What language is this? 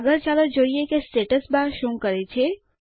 Gujarati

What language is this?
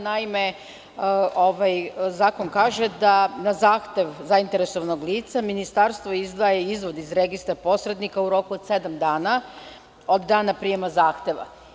Serbian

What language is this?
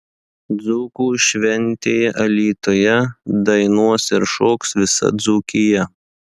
Lithuanian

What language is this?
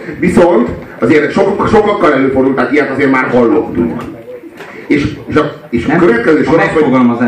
Hungarian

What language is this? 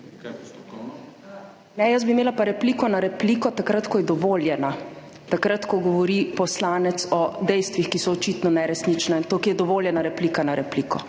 Slovenian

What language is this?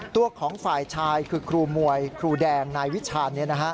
Thai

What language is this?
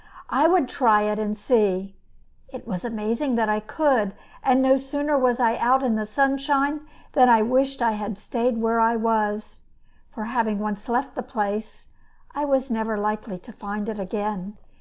English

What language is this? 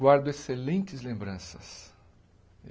Portuguese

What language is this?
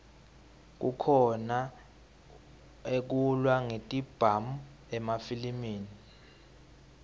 Swati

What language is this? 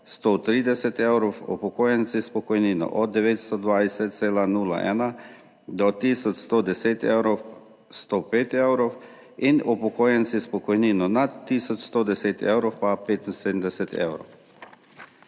Slovenian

